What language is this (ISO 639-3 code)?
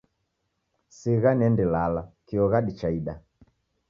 dav